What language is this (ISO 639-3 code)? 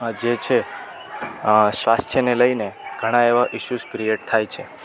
guj